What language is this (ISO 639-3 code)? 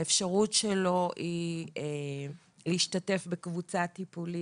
heb